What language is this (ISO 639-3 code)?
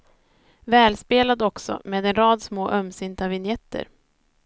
swe